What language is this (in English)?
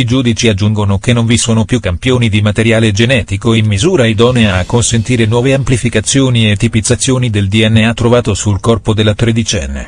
Italian